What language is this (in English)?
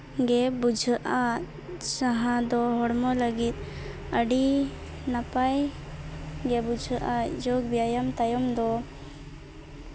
Santali